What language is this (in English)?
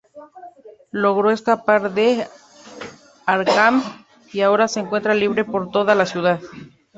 Spanish